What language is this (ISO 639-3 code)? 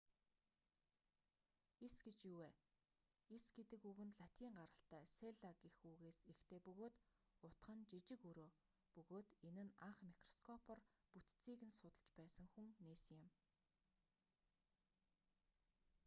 mon